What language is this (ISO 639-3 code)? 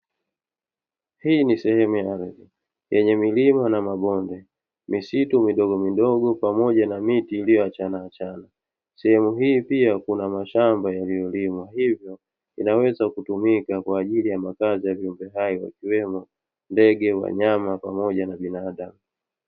swa